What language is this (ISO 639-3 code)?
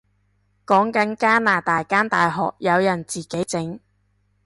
yue